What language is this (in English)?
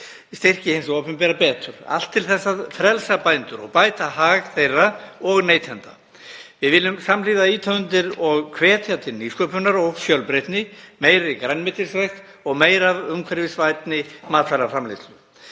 Icelandic